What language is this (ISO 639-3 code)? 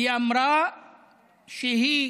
heb